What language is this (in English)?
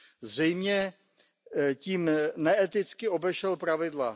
Czech